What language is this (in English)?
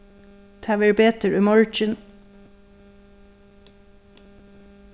Faroese